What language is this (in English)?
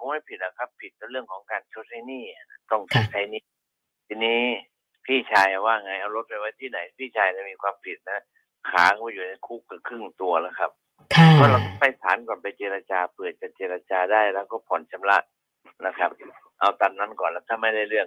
Thai